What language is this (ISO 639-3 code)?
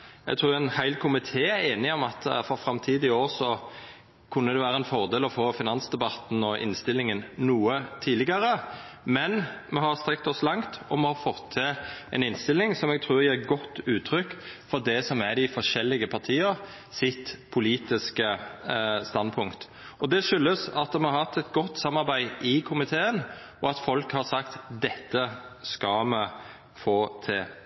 nno